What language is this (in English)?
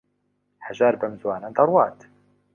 Central Kurdish